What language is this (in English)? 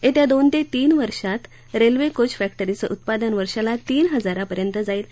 Marathi